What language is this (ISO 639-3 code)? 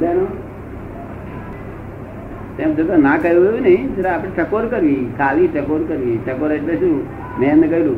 guj